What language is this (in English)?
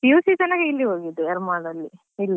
Kannada